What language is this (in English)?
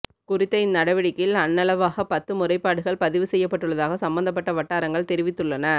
Tamil